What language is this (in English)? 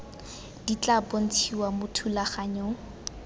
Tswana